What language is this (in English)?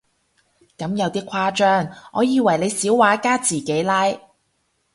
Cantonese